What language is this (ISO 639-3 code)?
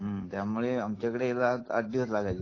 mar